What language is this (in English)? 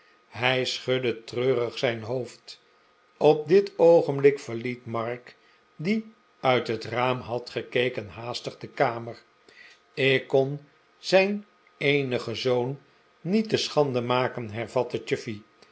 Dutch